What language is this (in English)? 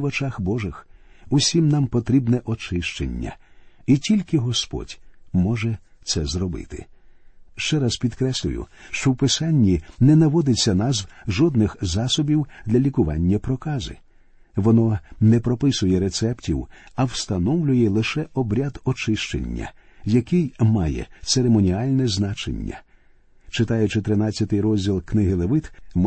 Ukrainian